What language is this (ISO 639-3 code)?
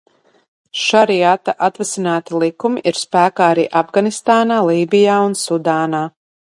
lav